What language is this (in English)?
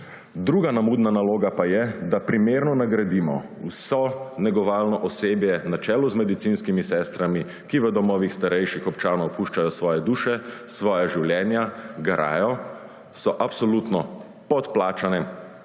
Slovenian